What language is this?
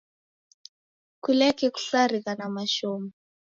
Taita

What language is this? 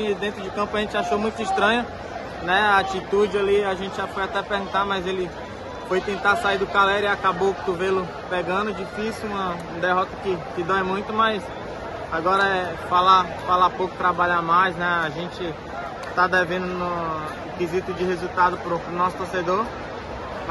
Portuguese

